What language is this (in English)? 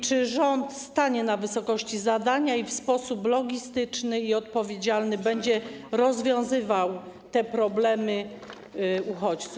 Polish